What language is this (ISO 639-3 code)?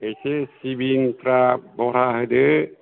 brx